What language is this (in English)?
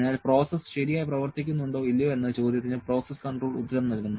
Malayalam